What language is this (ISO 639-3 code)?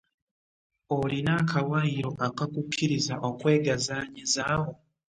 lug